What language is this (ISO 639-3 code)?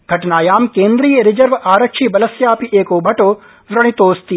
san